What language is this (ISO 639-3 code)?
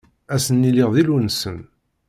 kab